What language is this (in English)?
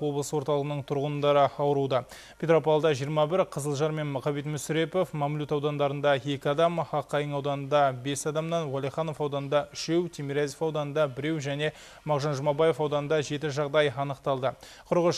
Russian